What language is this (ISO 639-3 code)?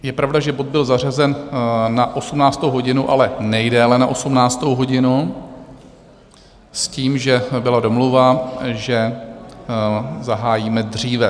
ces